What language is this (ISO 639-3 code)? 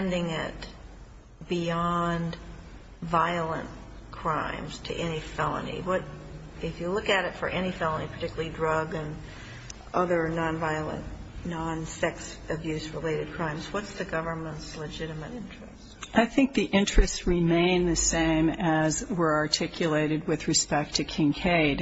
eng